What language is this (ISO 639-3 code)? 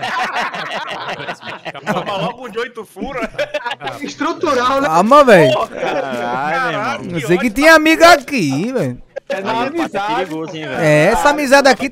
por